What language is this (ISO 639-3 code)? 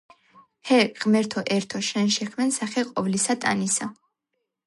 kat